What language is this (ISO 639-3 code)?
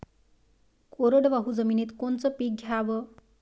mar